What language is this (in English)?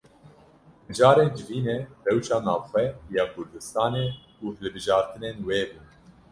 Kurdish